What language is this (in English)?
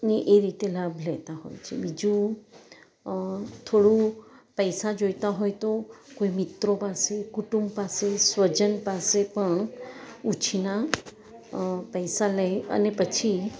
Gujarati